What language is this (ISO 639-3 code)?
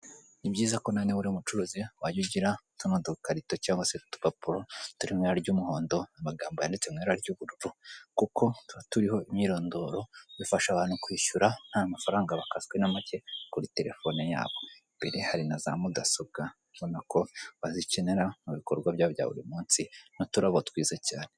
kin